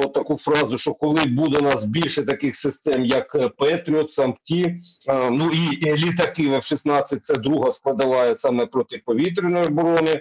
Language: Ukrainian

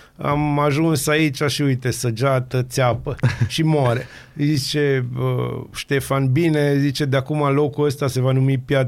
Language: Romanian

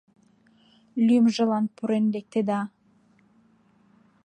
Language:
Mari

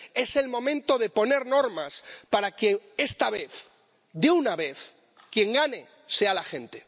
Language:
Spanish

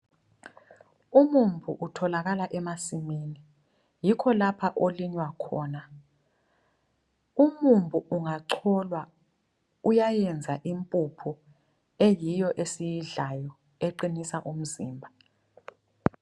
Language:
North Ndebele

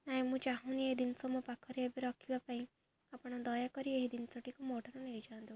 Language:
Odia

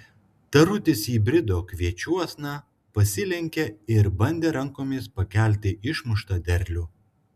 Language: Lithuanian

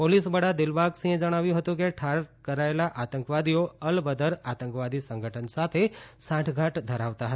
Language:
Gujarati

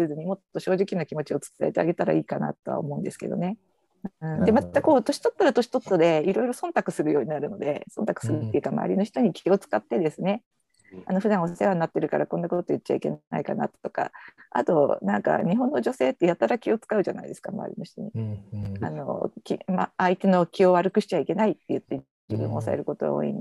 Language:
Japanese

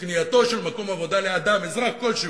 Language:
Hebrew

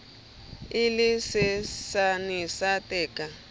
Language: Southern Sotho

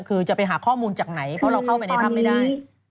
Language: Thai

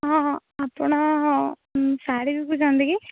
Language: Odia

